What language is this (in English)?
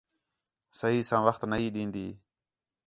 Khetrani